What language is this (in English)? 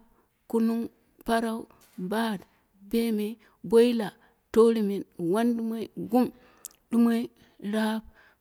Dera (Nigeria)